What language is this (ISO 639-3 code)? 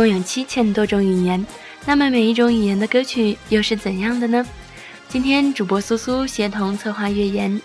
zho